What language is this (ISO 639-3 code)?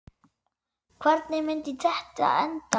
isl